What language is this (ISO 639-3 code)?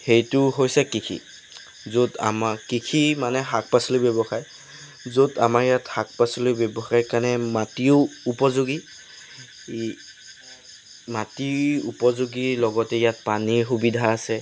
asm